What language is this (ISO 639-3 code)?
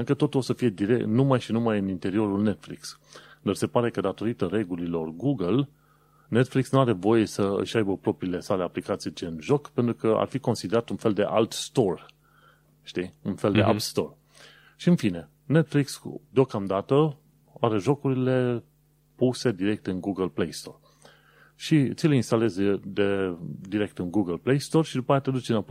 ron